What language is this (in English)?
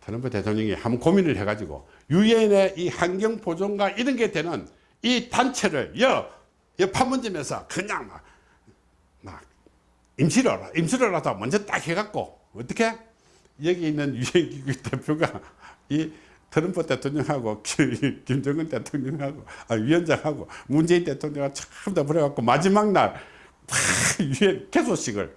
Korean